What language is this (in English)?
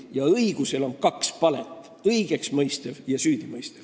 Estonian